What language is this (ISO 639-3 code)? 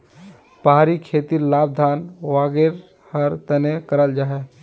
mag